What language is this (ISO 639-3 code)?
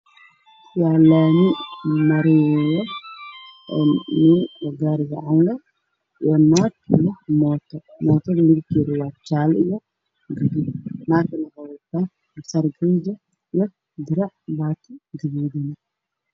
som